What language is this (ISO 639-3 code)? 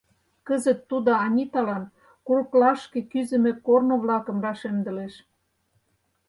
chm